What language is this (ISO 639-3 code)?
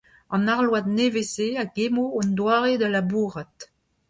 bre